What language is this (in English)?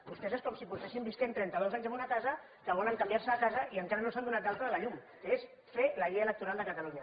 Catalan